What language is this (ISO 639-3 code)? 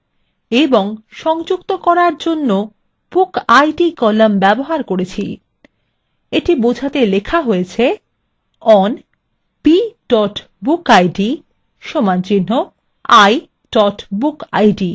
ben